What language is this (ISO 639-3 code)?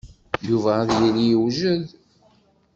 kab